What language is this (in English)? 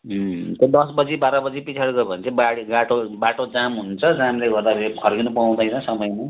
Nepali